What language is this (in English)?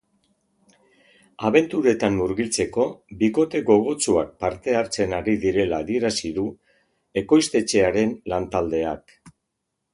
Basque